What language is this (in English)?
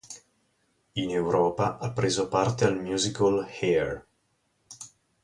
Italian